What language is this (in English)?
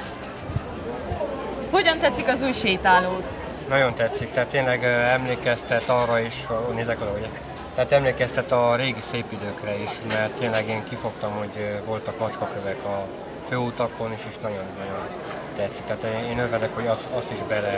Hungarian